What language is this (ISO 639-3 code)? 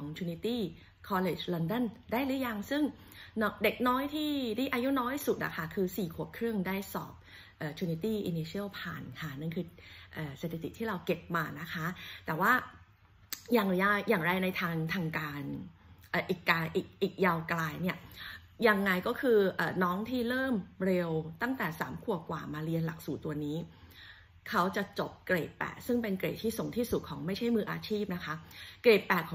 tha